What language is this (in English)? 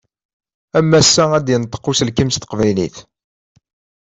Kabyle